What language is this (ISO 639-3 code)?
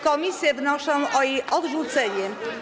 pol